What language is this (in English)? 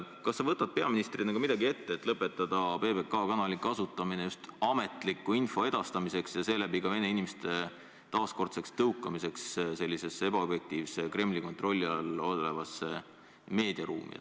Estonian